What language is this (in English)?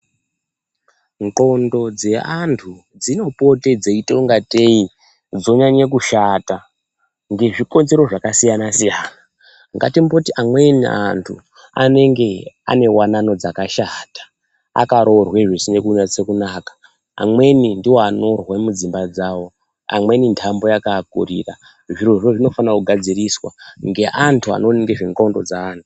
Ndau